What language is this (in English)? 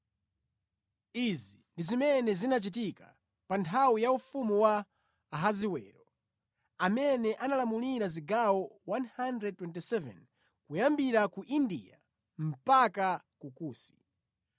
Nyanja